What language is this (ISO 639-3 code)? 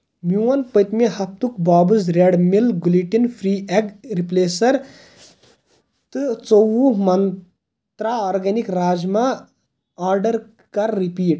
kas